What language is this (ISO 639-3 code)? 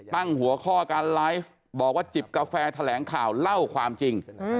tha